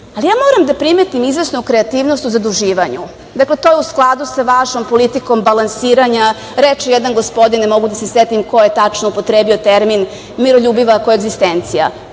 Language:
Serbian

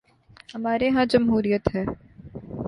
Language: Urdu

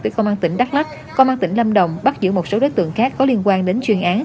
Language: Vietnamese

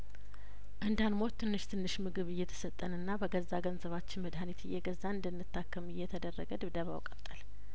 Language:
Amharic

